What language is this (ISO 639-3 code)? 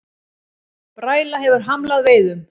isl